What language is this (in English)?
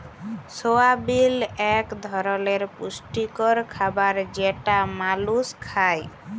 Bangla